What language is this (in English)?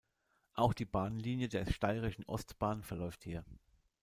German